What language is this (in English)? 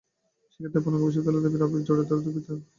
Bangla